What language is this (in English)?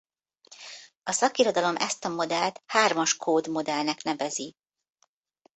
Hungarian